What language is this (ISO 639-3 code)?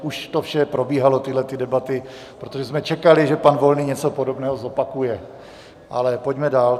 ces